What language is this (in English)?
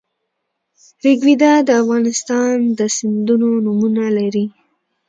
Pashto